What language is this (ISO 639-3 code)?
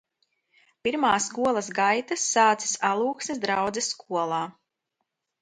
lav